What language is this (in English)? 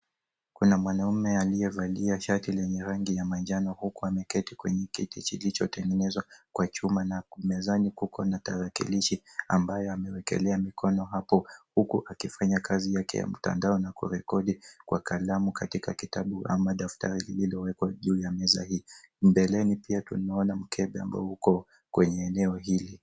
Swahili